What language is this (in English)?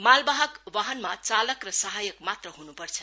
Nepali